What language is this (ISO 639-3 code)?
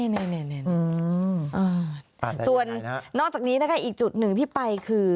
tha